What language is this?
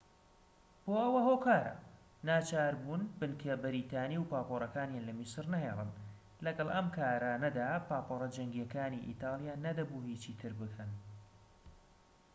Central Kurdish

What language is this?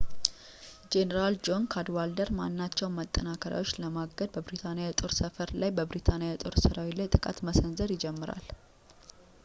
Amharic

